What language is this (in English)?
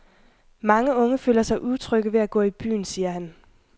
Danish